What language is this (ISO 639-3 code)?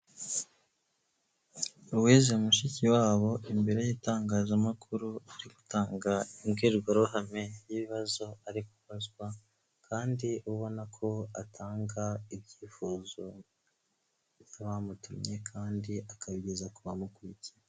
kin